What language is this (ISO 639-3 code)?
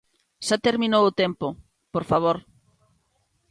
glg